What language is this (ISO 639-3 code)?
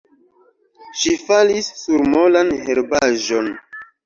epo